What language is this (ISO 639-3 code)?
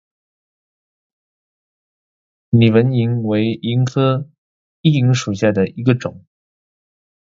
zho